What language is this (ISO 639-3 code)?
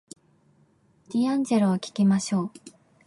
jpn